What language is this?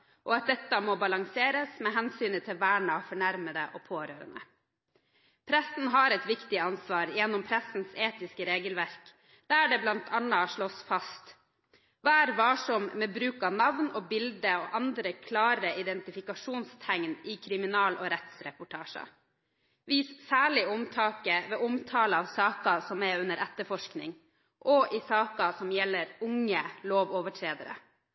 Norwegian Bokmål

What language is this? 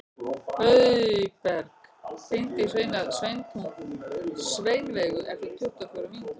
Icelandic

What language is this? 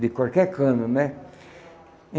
Portuguese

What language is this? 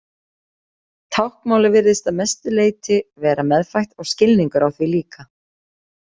Icelandic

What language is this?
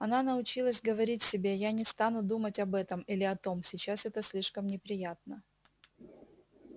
Russian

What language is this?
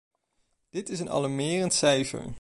Dutch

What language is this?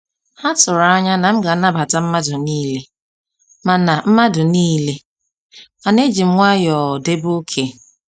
Igbo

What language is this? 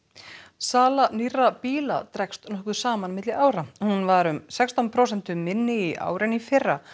Icelandic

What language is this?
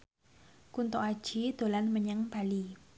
Javanese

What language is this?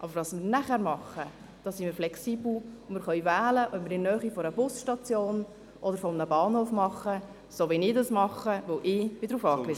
Swiss German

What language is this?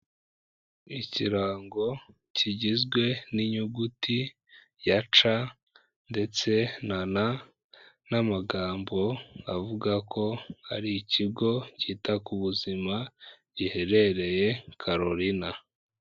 Kinyarwanda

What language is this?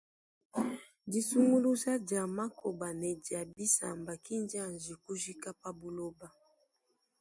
Luba-Lulua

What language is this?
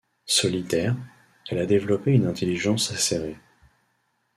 French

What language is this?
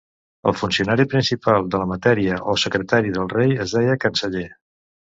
Catalan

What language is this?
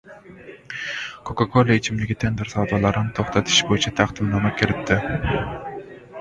Uzbek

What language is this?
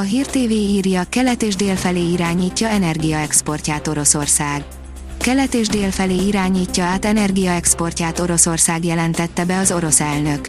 Hungarian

